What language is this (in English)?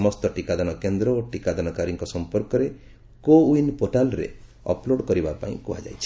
Odia